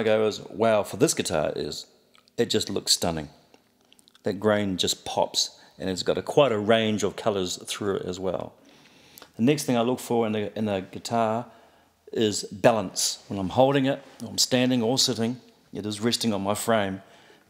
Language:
English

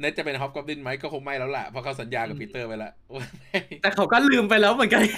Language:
Thai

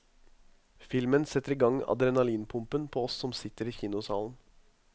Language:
Norwegian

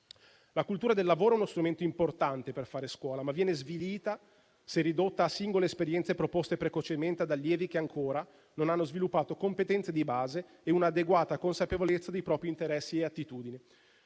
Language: Italian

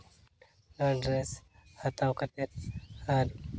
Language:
Santali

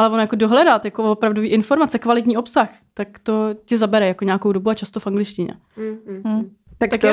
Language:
Czech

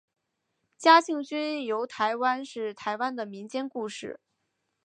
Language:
Chinese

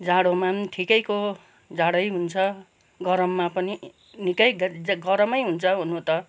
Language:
Nepali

